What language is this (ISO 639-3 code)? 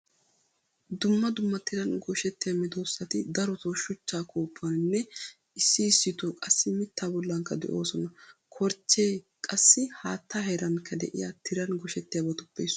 wal